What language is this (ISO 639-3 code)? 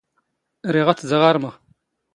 zgh